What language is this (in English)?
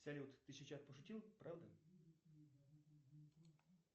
Russian